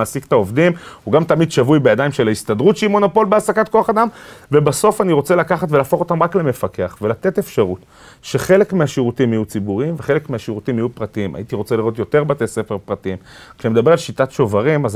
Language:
Hebrew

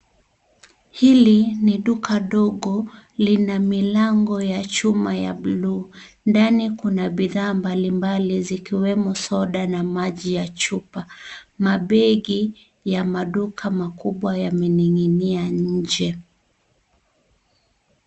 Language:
Swahili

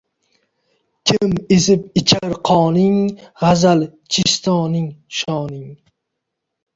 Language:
Uzbek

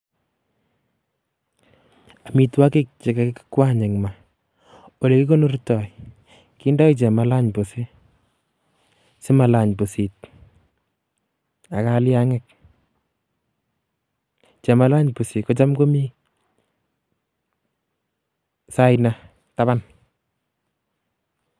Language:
Kalenjin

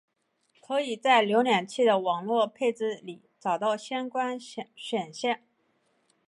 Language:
Chinese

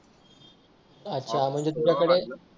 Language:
Marathi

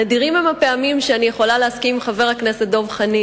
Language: Hebrew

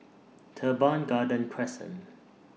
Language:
English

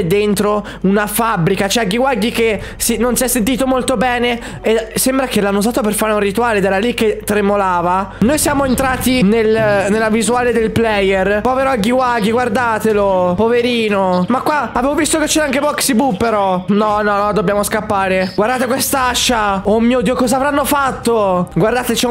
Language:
Italian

